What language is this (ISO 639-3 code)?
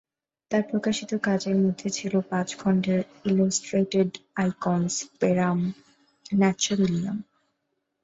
ben